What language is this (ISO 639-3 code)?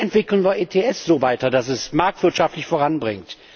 deu